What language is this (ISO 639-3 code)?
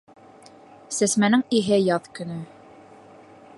bak